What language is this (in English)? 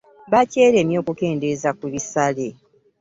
Ganda